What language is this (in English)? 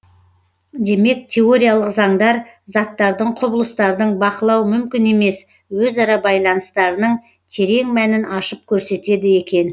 Kazakh